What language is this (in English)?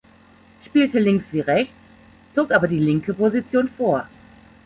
German